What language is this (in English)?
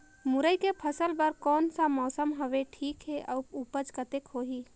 Chhattisgarhi